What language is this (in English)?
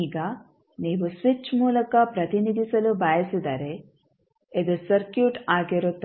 Kannada